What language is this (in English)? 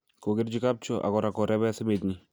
Kalenjin